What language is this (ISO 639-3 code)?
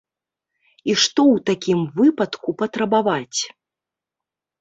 bel